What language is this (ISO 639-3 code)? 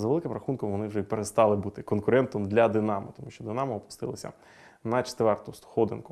ukr